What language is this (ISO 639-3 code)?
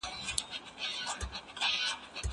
pus